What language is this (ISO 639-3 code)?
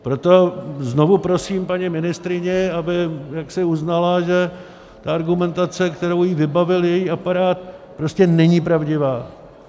ces